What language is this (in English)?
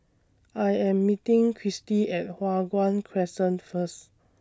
English